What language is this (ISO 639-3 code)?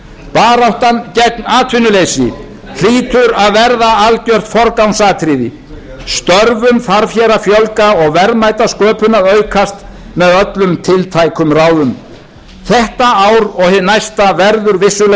isl